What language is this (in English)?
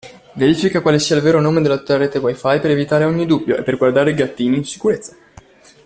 Italian